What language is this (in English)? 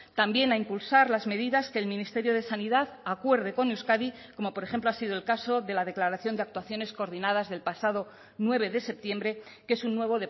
Spanish